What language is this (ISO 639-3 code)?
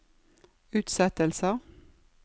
nor